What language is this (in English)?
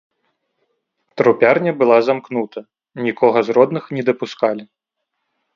Belarusian